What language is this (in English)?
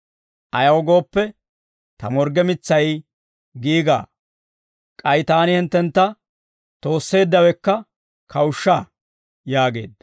Dawro